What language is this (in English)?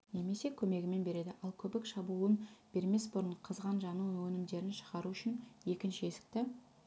Kazakh